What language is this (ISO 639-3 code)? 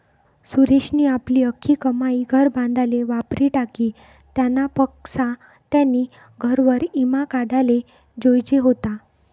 mar